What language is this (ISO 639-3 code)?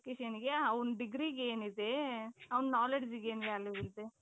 kan